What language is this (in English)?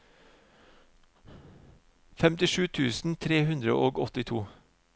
Norwegian